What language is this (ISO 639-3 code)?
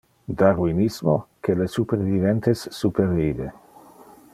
ina